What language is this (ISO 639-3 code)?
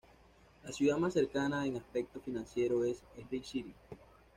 spa